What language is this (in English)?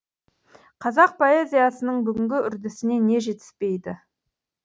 Kazakh